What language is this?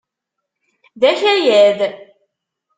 Kabyle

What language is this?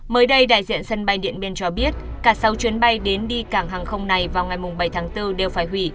Vietnamese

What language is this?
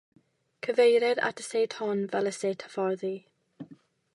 Welsh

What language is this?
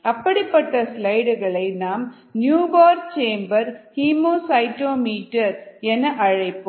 Tamil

